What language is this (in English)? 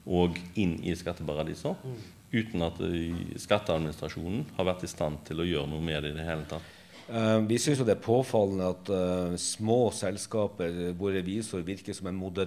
Norwegian